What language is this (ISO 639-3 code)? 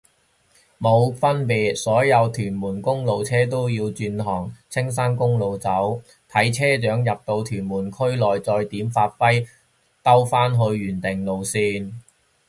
yue